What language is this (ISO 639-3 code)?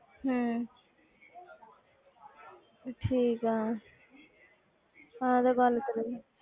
pan